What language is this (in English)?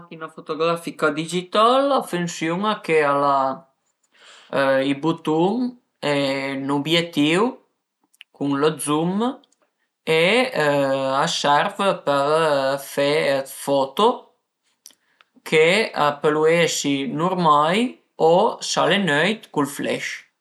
Piedmontese